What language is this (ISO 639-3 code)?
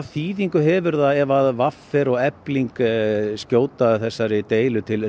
isl